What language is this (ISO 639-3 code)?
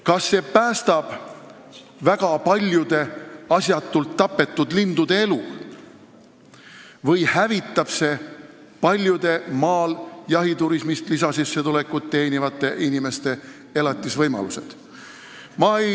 est